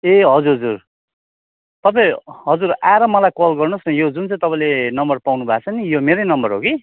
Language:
Nepali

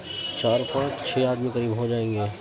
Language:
Urdu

